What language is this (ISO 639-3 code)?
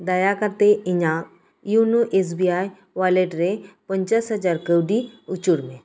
sat